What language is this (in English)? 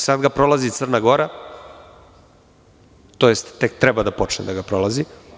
Serbian